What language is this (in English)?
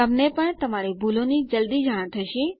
Gujarati